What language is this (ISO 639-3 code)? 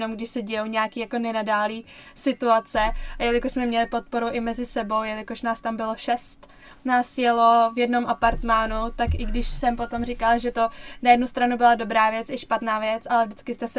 ces